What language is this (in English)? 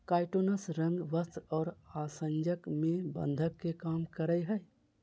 Magahi